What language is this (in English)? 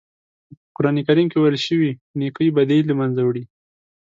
Pashto